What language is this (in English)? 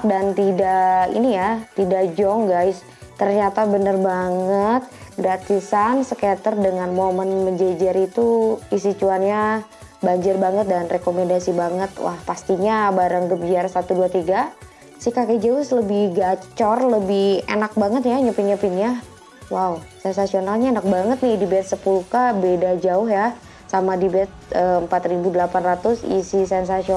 Indonesian